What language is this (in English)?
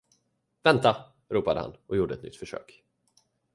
Swedish